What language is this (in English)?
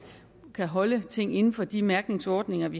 Danish